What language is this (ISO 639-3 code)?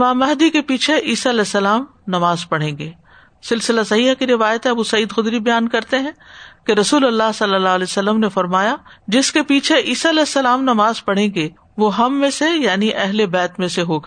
urd